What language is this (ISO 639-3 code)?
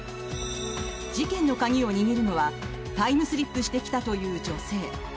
jpn